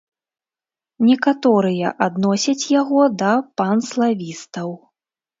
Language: Belarusian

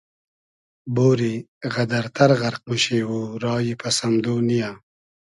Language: Hazaragi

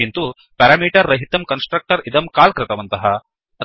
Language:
Sanskrit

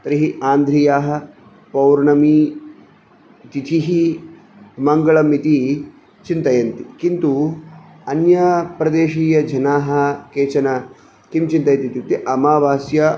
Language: Sanskrit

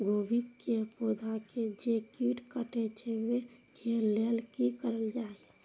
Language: Maithili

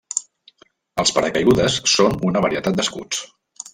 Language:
Catalan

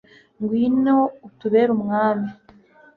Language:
Kinyarwanda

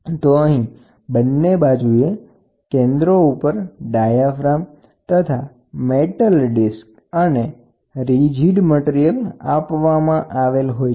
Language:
Gujarati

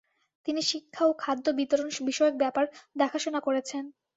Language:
Bangla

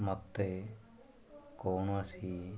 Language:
Odia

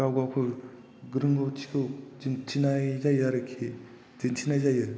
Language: Bodo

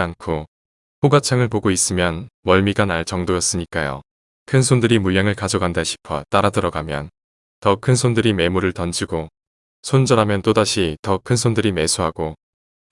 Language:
Korean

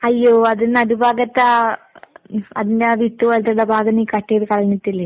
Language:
Malayalam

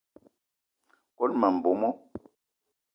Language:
Eton (Cameroon)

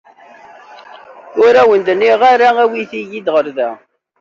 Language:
Kabyle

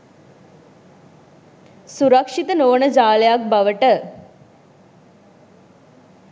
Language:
Sinhala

